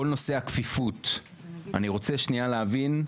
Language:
Hebrew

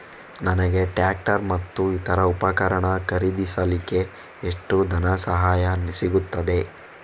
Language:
Kannada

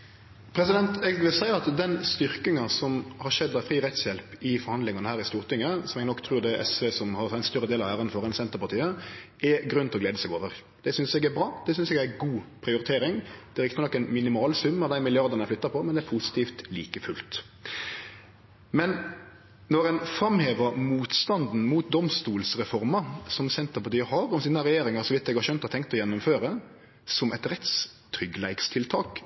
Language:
Norwegian Nynorsk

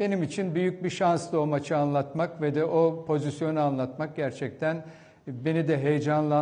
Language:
Turkish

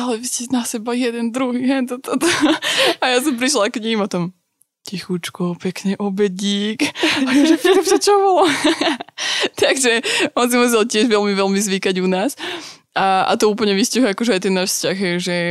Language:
Slovak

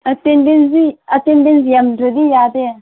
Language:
Manipuri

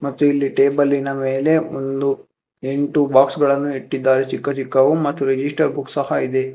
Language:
Kannada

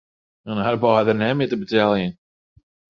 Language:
Western Frisian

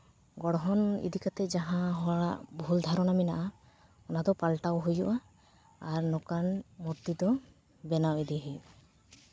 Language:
Santali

